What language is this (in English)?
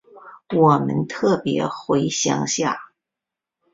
Chinese